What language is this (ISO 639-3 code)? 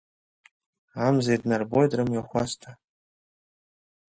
abk